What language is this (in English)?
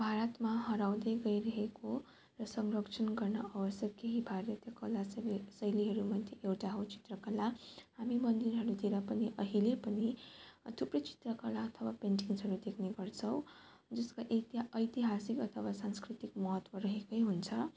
Nepali